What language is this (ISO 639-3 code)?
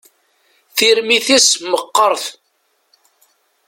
kab